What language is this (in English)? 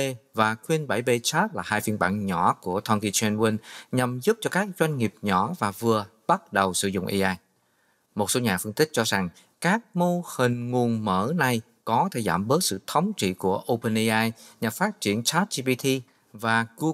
Vietnamese